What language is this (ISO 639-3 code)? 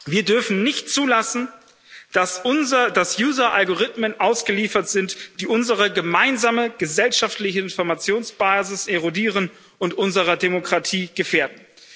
deu